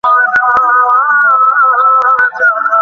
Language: Bangla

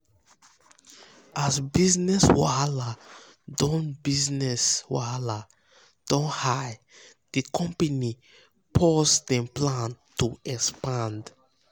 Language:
Nigerian Pidgin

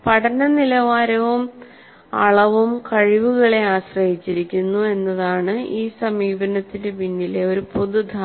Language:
Malayalam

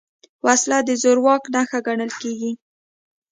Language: Pashto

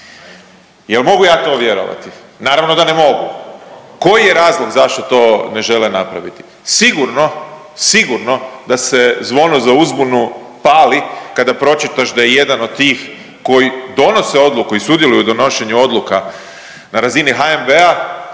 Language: Croatian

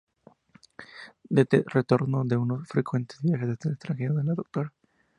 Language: Spanish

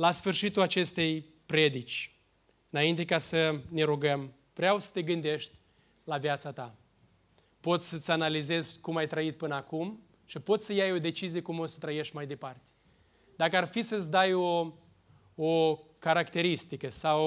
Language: Romanian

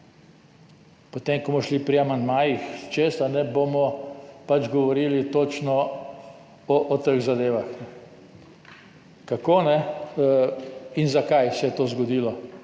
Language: Slovenian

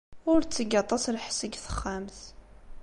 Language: Kabyle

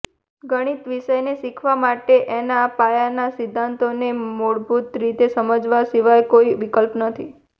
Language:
Gujarati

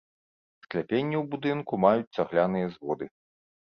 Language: Belarusian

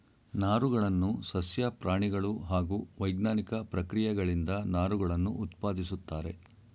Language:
Kannada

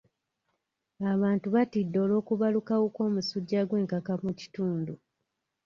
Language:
Ganda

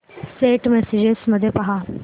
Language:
Marathi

